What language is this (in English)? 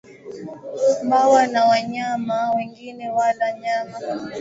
Swahili